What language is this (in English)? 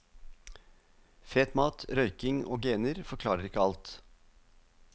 Norwegian